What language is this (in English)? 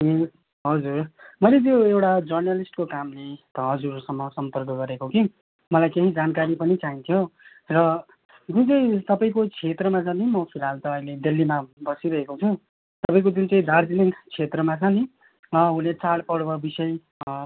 Nepali